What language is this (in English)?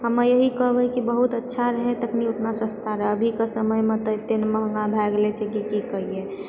Maithili